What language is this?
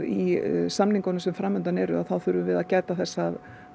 Icelandic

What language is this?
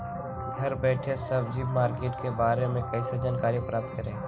Magahi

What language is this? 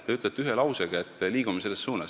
Estonian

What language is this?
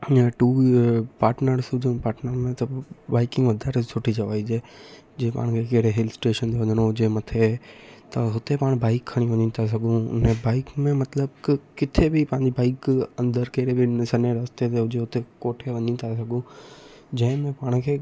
Sindhi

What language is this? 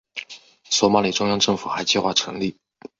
Chinese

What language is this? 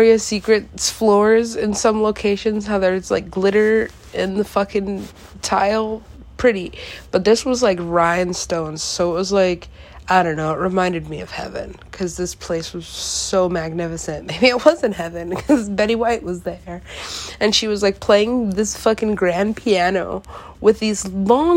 English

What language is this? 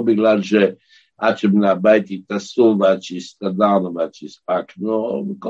Hebrew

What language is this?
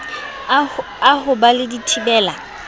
Southern Sotho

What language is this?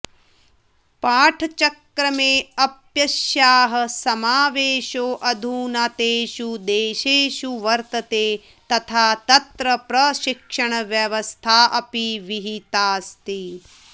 Sanskrit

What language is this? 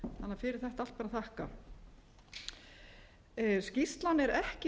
Icelandic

